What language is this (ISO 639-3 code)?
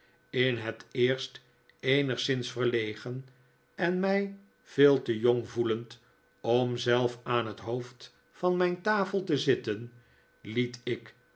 nld